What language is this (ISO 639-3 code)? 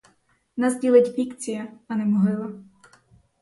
ukr